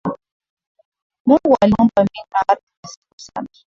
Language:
Swahili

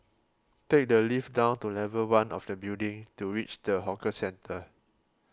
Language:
English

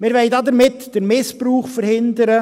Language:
Swiss German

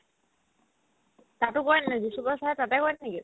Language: Assamese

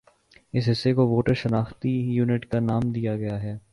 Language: Urdu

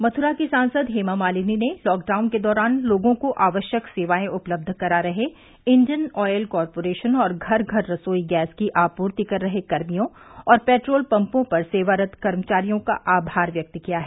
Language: Hindi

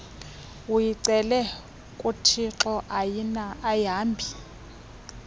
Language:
Xhosa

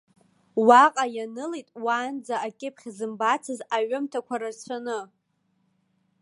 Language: Abkhazian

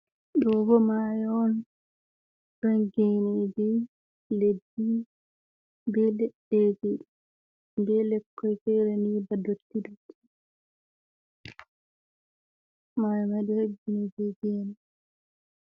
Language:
Fula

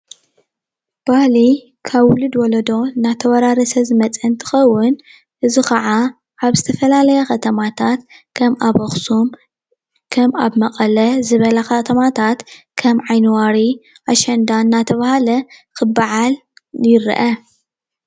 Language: Tigrinya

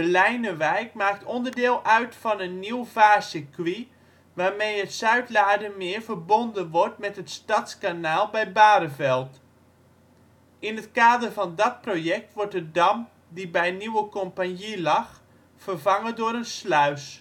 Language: Dutch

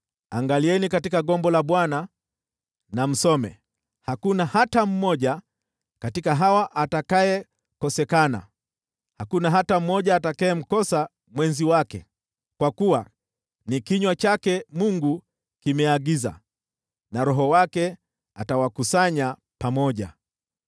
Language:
Swahili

